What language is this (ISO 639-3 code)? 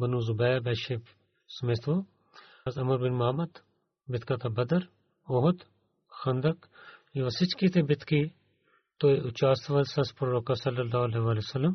bul